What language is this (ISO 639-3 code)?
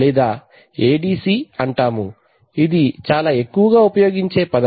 tel